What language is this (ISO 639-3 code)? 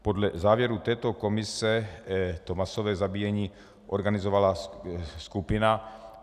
ces